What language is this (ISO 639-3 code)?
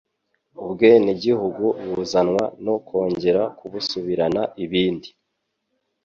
kin